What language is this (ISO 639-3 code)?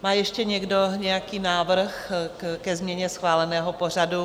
ces